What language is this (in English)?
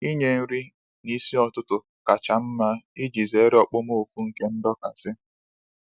Igbo